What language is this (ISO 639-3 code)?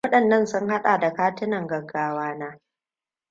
hau